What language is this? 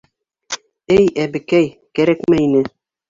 Bashkir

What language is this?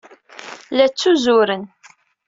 Kabyle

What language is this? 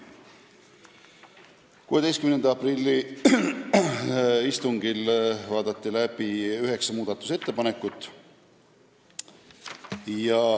Estonian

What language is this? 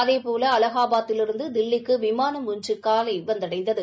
Tamil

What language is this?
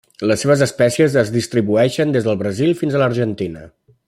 Catalan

